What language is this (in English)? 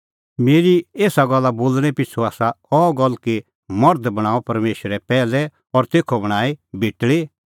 Kullu Pahari